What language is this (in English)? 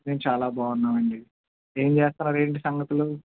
Telugu